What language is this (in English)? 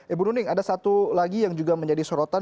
Indonesian